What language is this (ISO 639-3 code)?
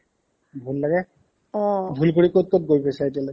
asm